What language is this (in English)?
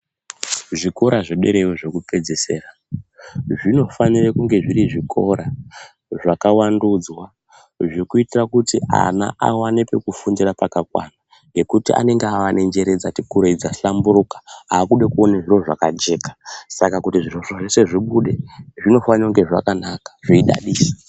Ndau